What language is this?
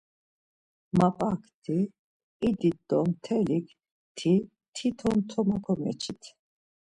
Laz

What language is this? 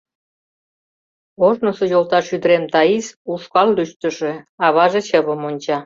Mari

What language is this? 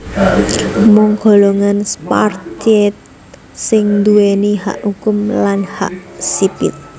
Javanese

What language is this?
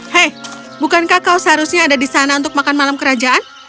Indonesian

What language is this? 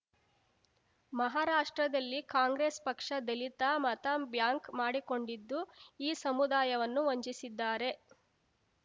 Kannada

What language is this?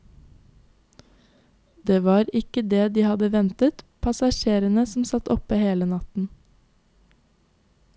Norwegian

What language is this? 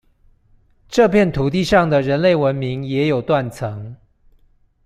Chinese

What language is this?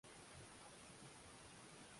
Swahili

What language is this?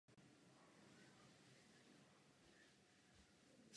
Czech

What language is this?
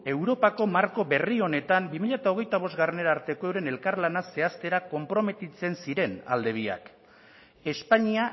Basque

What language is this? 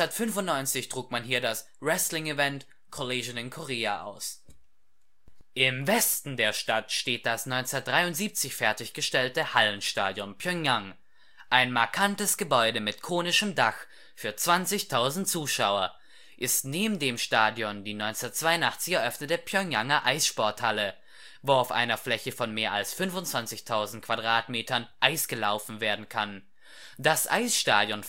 German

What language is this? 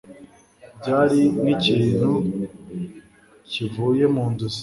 Kinyarwanda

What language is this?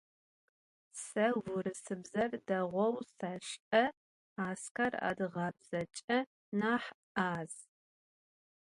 Adyghe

